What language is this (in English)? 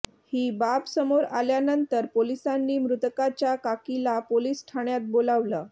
Marathi